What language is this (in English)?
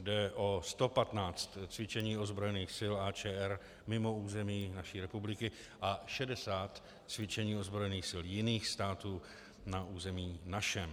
Czech